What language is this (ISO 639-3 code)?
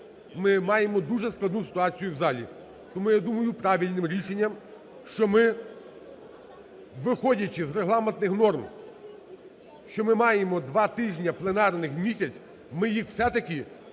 ukr